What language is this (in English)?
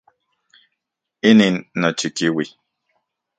Central Puebla Nahuatl